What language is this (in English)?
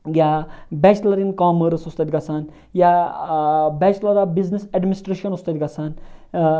Kashmiri